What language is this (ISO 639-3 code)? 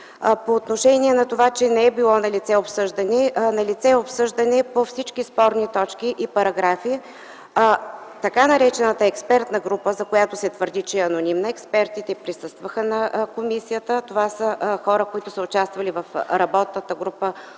bul